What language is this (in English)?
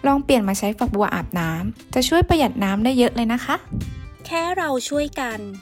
Thai